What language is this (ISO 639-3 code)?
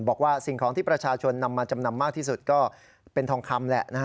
tha